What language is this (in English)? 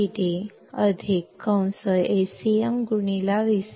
Kannada